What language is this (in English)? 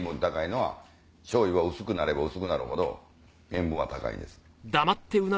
Japanese